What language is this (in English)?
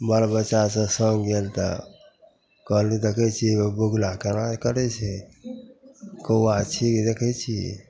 Maithili